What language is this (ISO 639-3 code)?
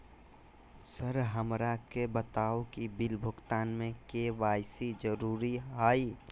mag